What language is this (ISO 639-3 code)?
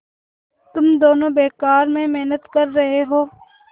hin